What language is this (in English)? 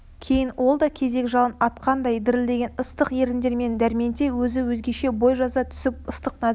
Kazakh